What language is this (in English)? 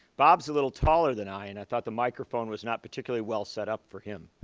English